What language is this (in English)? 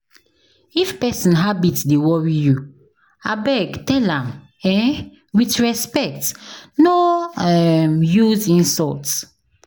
Nigerian Pidgin